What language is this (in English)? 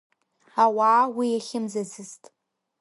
Abkhazian